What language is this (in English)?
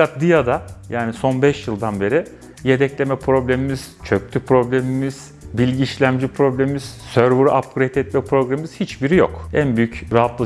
Turkish